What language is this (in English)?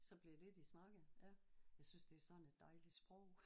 Danish